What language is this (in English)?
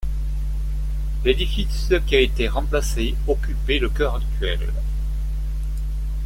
French